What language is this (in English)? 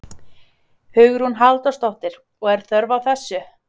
Icelandic